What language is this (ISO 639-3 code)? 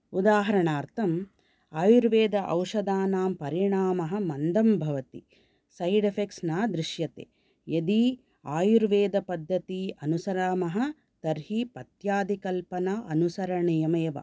san